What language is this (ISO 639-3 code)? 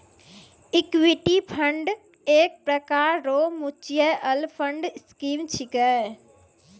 mai